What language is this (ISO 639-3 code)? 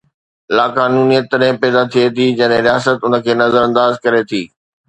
snd